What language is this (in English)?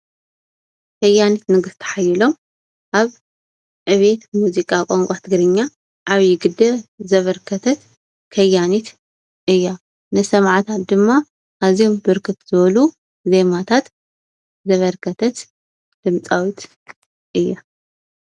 Tigrinya